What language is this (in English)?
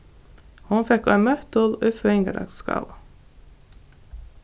Faroese